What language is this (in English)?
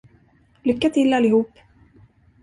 Swedish